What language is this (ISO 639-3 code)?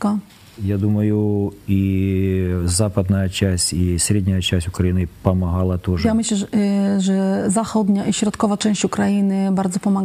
pol